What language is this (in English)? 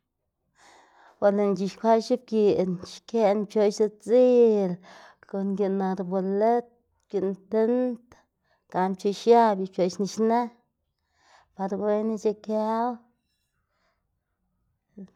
Xanaguía Zapotec